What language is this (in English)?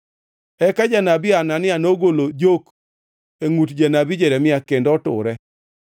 Luo (Kenya and Tanzania)